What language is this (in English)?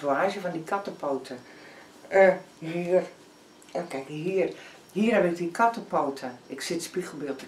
Dutch